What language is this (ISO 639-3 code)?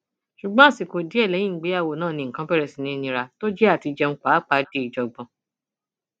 yor